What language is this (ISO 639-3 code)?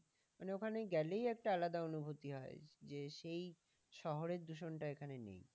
ben